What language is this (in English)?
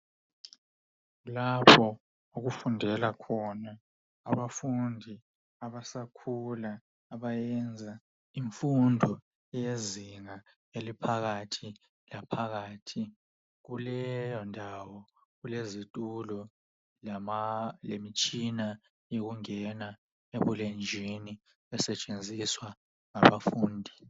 North Ndebele